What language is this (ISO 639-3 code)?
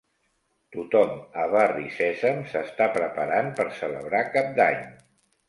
cat